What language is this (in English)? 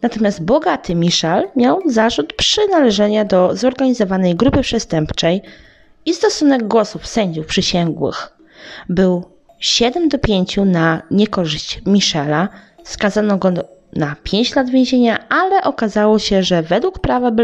Polish